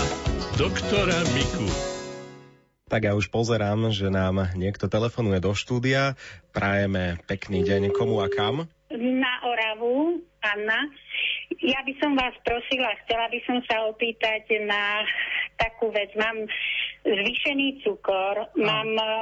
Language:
Slovak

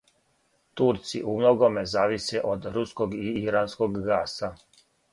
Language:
Serbian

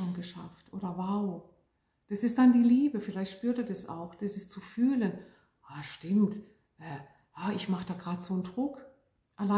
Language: German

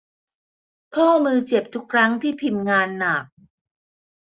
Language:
Thai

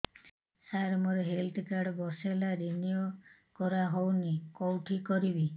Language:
Odia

